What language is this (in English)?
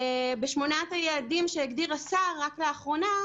Hebrew